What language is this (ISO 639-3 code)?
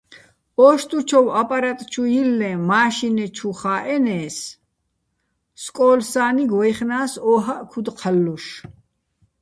bbl